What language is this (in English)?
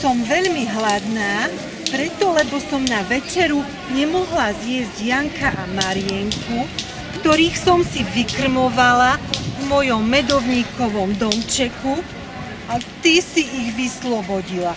Greek